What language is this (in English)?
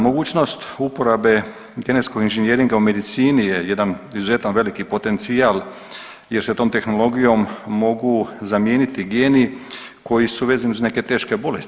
Croatian